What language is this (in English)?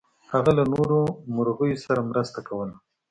Pashto